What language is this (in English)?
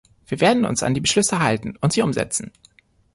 German